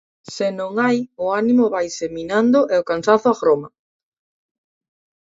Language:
Galician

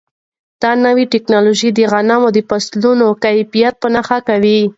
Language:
Pashto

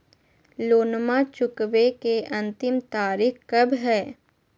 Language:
Magahi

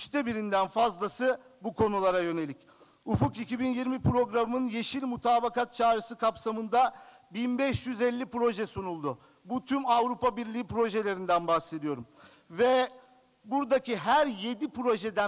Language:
Turkish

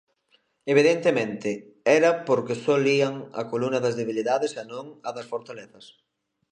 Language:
Galician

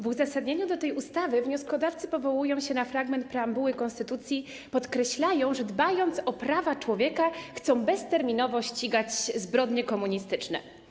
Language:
Polish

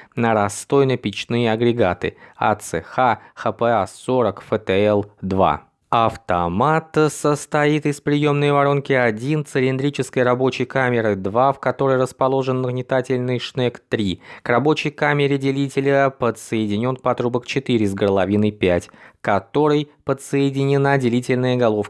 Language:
Russian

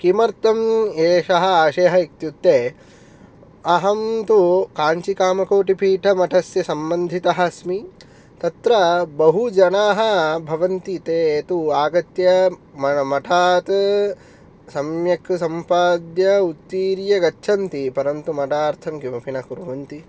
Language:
Sanskrit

